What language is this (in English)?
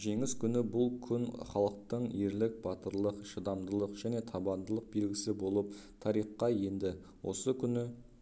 Kazakh